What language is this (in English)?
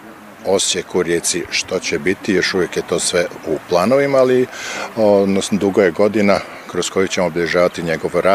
Croatian